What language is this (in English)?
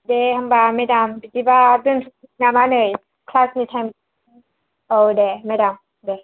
Bodo